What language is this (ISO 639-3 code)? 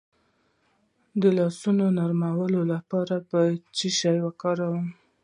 pus